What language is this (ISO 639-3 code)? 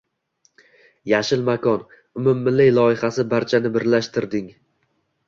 uzb